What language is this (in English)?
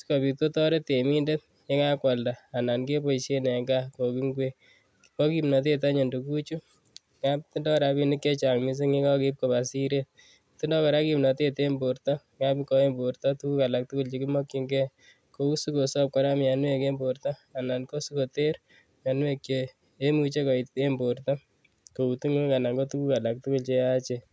Kalenjin